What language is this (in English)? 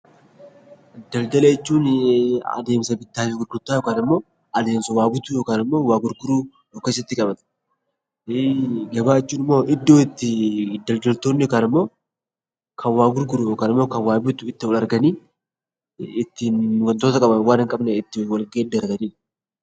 Oromo